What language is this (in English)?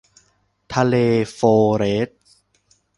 Thai